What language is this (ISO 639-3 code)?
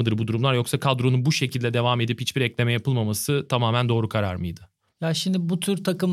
tur